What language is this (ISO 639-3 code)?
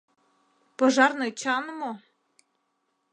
chm